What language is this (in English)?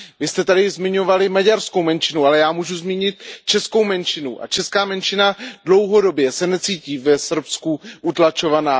Czech